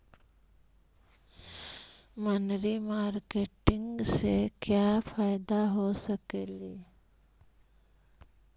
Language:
Magahi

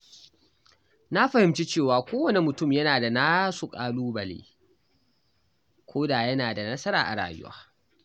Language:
Hausa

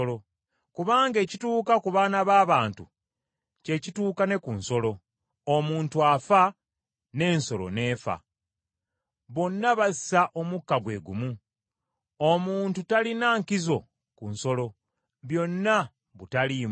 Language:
Ganda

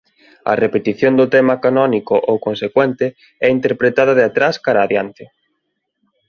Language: Galician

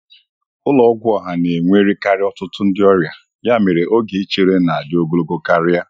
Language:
Igbo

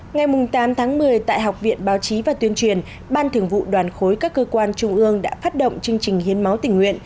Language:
Vietnamese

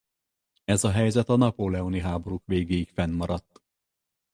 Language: Hungarian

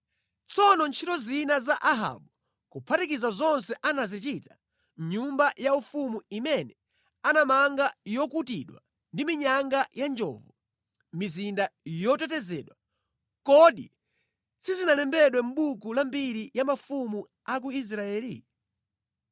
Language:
Nyanja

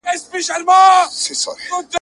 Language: Pashto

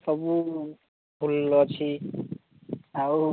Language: Odia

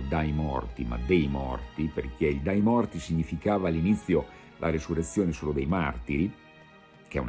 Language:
Italian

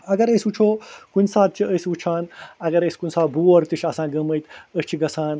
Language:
Kashmiri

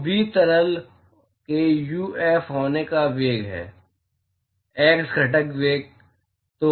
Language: Hindi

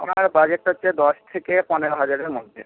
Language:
Bangla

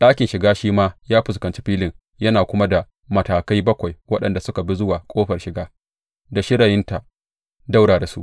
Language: Hausa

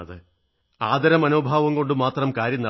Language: Malayalam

